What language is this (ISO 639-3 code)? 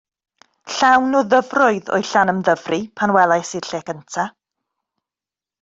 cym